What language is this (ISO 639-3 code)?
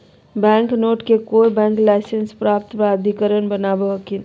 mag